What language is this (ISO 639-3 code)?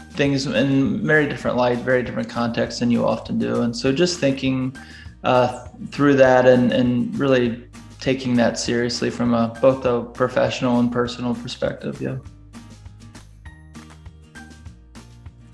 eng